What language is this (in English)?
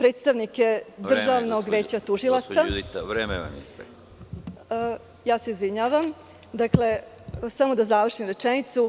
Serbian